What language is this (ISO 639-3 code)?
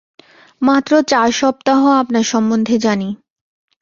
ben